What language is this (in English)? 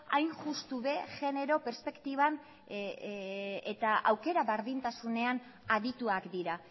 Basque